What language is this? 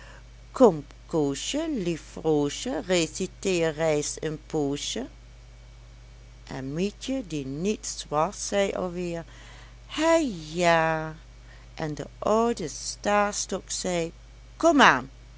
Dutch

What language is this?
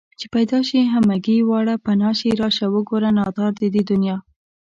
Pashto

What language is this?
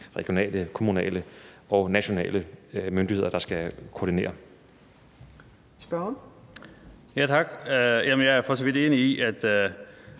Danish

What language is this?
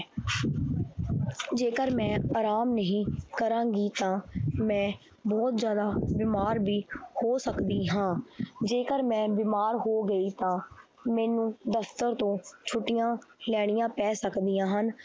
Punjabi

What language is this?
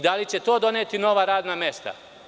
Serbian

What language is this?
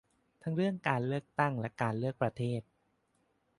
Thai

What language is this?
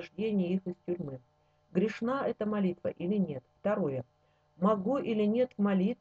Russian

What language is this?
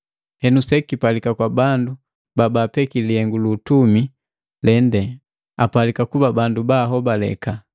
Matengo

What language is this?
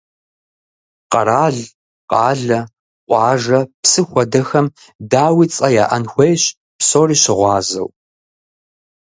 Kabardian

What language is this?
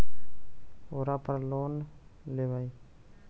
Magahi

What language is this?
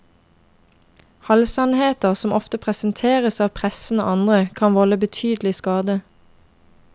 Norwegian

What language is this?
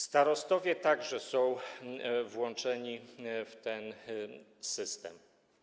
Polish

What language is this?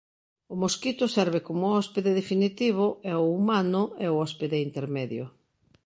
Galician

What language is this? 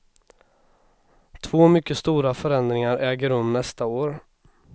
Swedish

